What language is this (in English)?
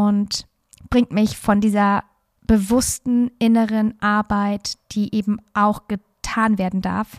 German